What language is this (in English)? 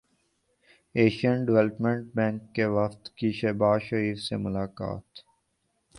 Urdu